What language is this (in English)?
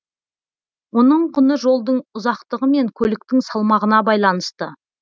Kazakh